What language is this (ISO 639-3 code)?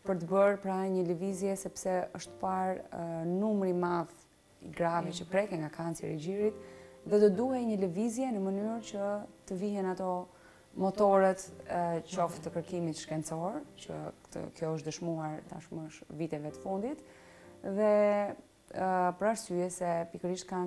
ron